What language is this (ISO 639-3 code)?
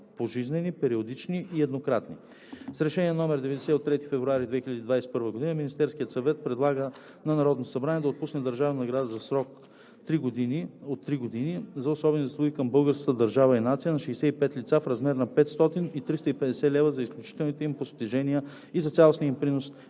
bul